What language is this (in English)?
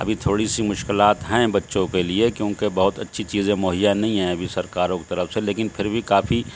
Urdu